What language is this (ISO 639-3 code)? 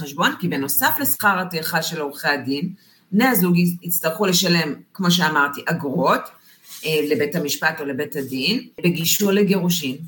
heb